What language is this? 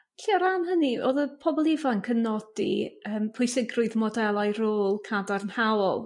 Welsh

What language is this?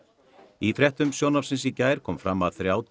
Icelandic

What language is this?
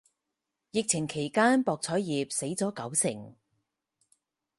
Cantonese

